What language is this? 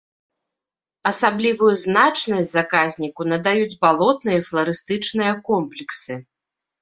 Belarusian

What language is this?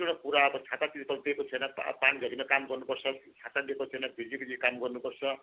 Nepali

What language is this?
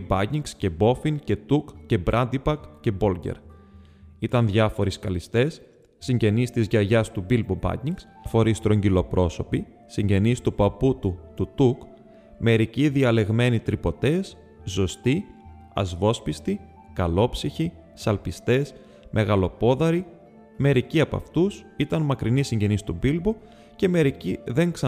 Greek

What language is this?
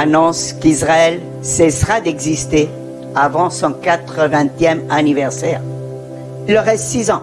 French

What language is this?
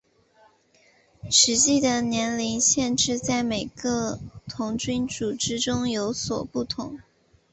Chinese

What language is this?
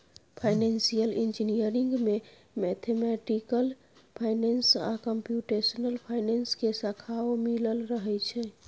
Maithili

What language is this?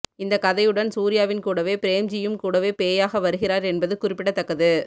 Tamil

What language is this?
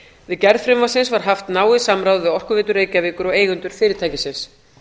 Icelandic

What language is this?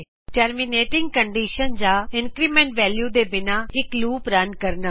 Punjabi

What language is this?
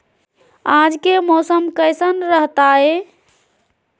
Magahi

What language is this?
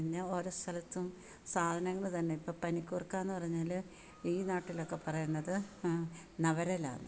Malayalam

